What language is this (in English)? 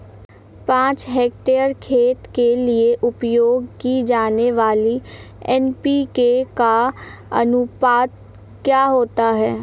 Hindi